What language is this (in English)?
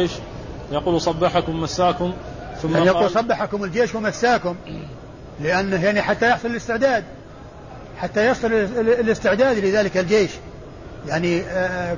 Arabic